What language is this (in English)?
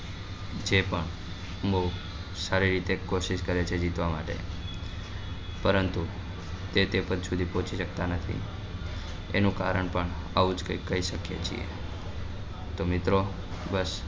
Gujarati